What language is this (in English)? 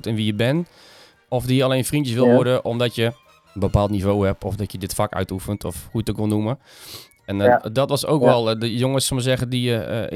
Dutch